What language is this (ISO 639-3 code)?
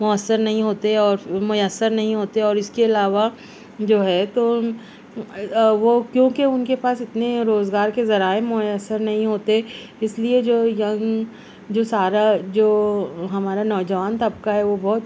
urd